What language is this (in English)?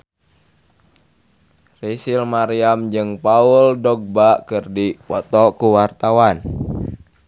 Sundanese